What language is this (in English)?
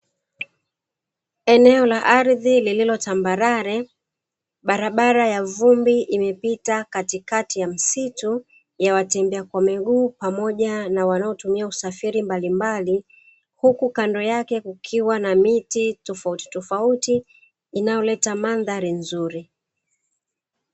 Swahili